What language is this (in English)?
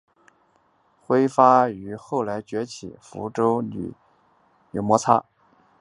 Chinese